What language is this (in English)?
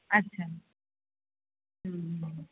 Marathi